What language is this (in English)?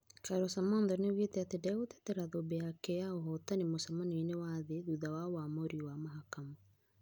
Kikuyu